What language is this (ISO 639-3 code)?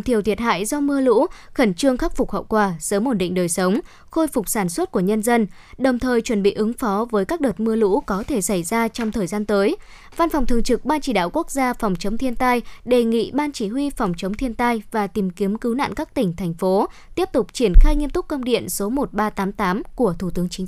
vie